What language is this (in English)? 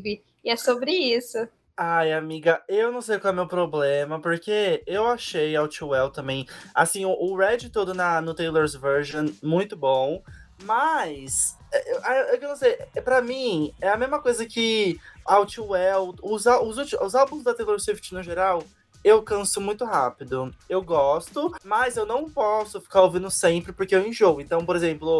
Portuguese